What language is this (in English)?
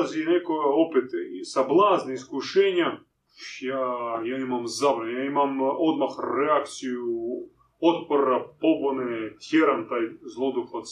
Croatian